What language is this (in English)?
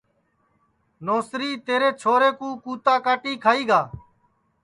Sansi